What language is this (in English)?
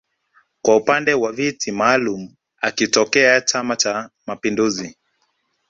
Swahili